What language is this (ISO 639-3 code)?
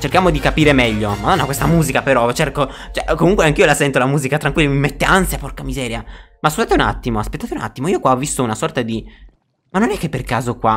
ita